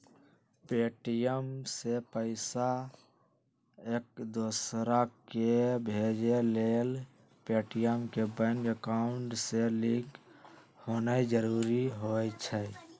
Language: Magahi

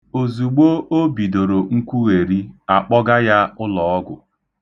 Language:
Igbo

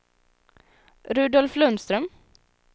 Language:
Swedish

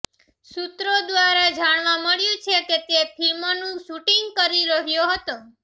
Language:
Gujarati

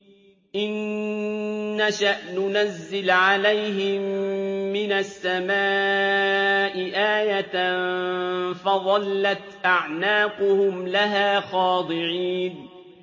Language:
Arabic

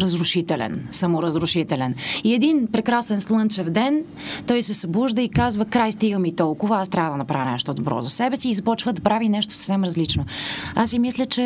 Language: Bulgarian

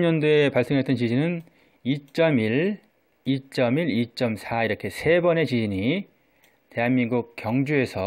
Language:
Korean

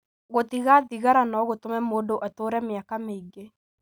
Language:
Kikuyu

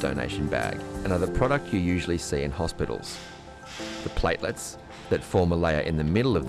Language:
English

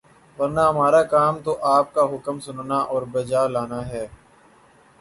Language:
Urdu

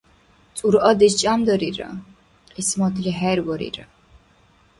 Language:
Dargwa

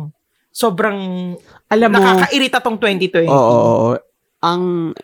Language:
Filipino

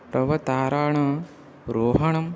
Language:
Sanskrit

